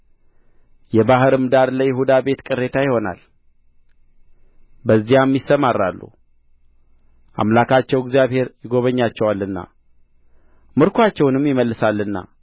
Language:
Amharic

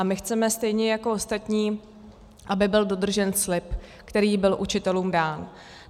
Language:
Czech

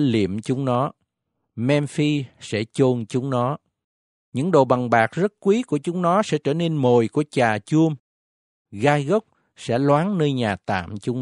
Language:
Vietnamese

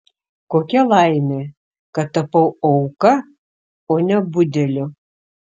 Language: Lithuanian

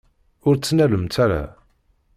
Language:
Kabyle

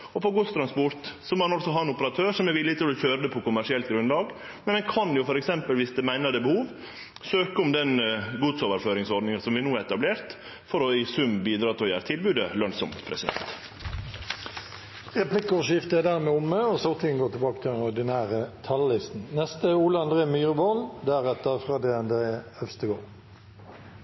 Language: Norwegian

